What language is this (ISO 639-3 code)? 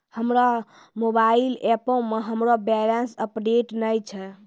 mai